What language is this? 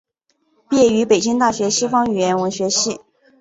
Chinese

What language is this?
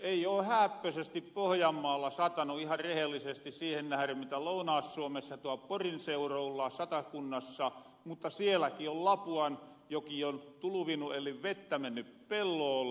Finnish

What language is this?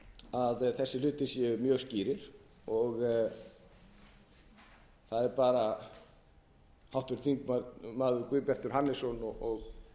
Icelandic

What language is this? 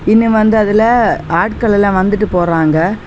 Tamil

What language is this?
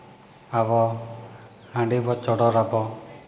Santali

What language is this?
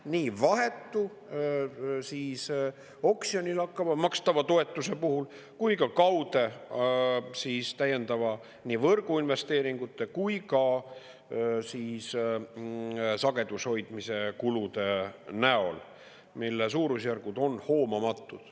Estonian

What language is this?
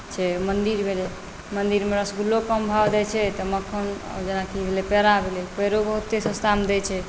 Maithili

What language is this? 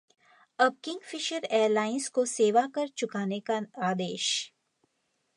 Hindi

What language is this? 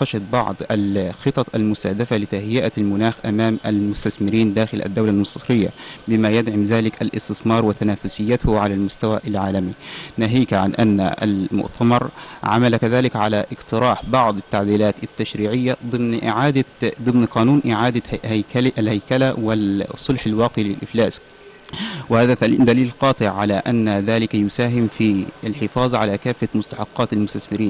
Arabic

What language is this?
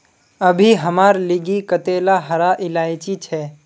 Magahi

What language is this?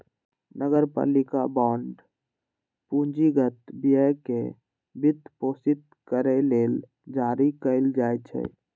Maithili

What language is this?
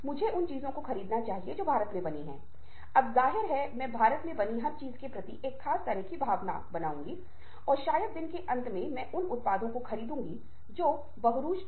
Hindi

